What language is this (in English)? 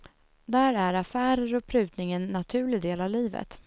Swedish